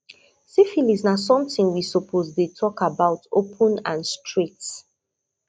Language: Nigerian Pidgin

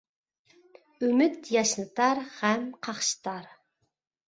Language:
Uyghur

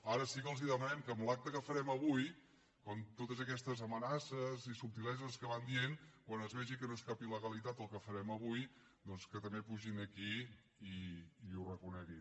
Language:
Catalan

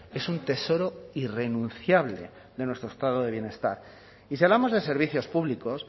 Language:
Spanish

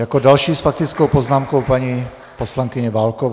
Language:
Czech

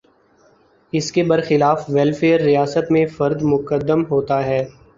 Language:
Urdu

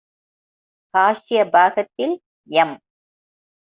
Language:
Tamil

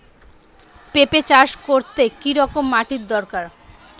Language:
Bangla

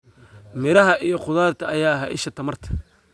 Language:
Somali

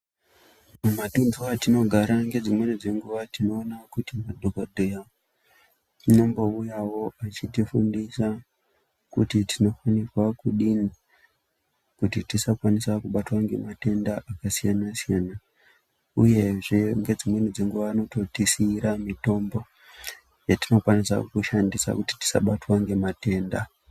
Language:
Ndau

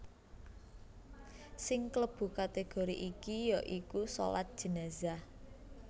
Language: Javanese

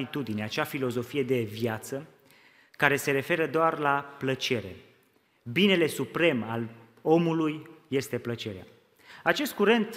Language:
Romanian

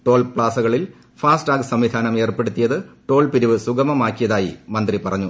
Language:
Malayalam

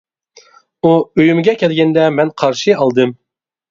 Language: Uyghur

